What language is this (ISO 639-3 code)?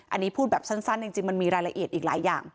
tha